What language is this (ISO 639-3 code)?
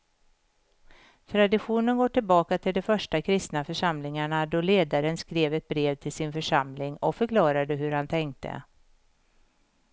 swe